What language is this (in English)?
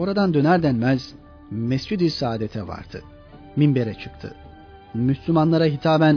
Turkish